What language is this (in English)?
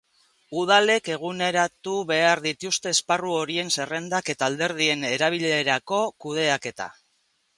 Basque